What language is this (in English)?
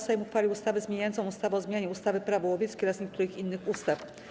Polish